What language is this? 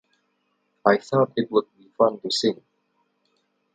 English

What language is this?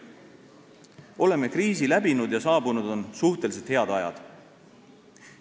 Estonian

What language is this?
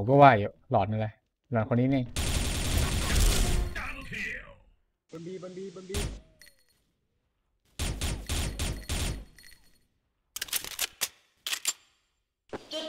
Thai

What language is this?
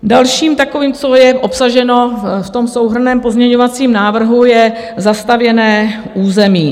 Czech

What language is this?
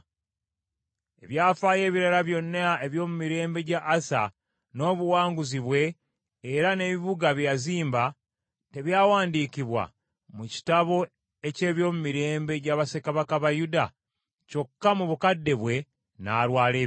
Ganda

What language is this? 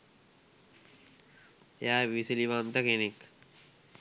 Sinhala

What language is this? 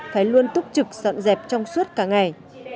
Vietnamese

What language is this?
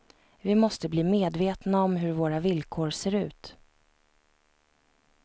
Swedish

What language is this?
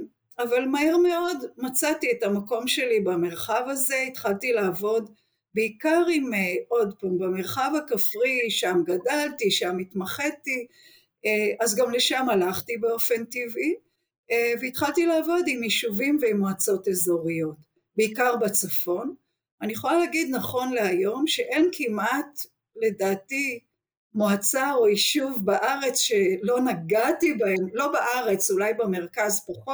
Hebrew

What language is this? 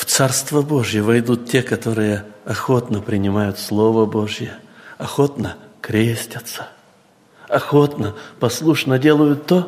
Russian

